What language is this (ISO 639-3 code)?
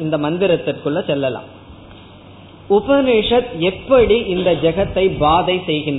tam